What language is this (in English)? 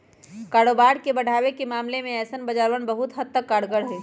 Magahi